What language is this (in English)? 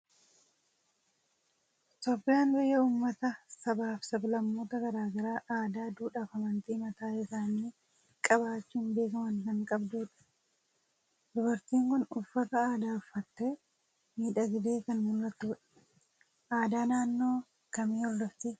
Oromo